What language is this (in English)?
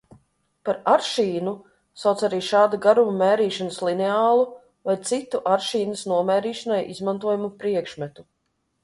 Latvian